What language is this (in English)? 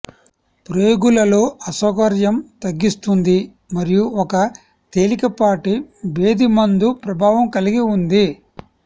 Telugu